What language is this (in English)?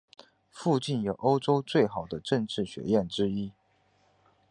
Chinese